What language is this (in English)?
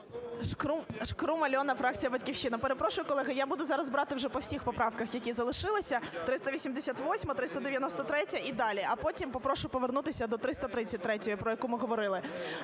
Ukrainian